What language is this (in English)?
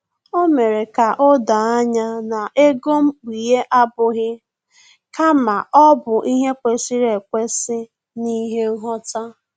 Igbo